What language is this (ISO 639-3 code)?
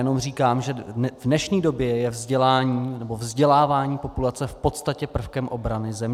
ces